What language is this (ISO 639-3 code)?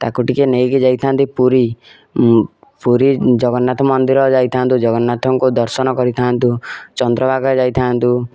ori